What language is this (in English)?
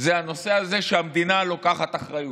Hebrew